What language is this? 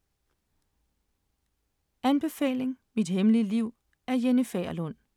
Danish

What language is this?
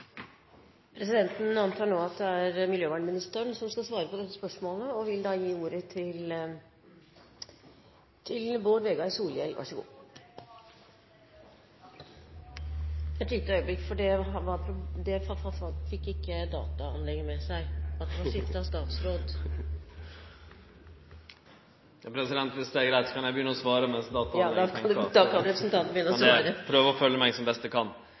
Norwegian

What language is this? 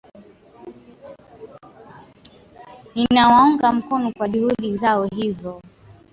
Swahili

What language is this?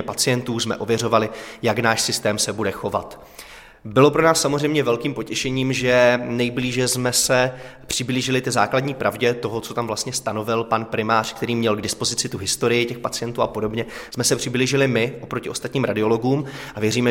Czech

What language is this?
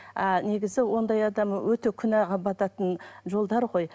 Kazakh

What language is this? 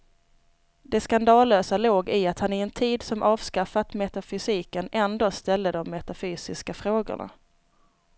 Swedish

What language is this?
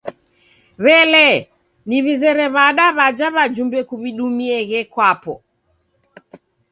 Taita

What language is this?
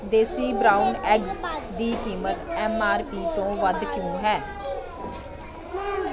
Punjabi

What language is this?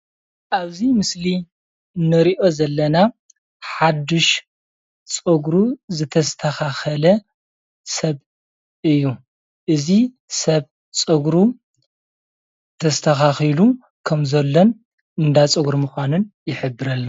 Tigrinya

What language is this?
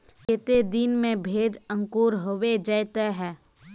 Magahi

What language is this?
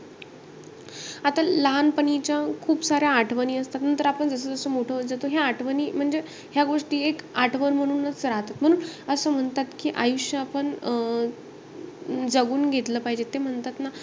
Marathi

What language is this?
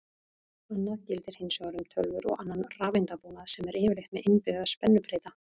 Icelandic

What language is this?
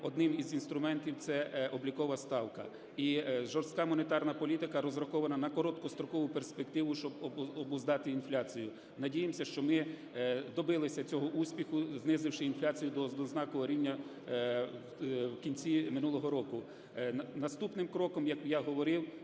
Ukrainian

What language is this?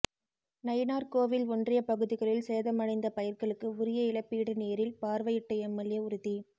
Tamil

